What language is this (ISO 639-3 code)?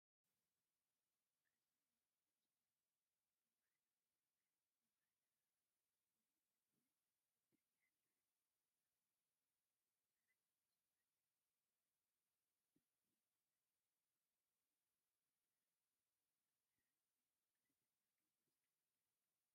tir